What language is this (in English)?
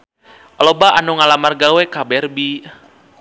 Sundanese